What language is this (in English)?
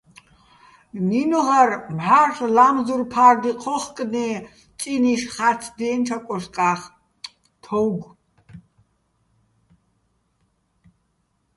Bats